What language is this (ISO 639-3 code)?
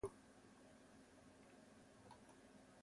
ita